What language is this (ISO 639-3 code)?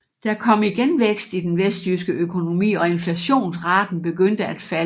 dan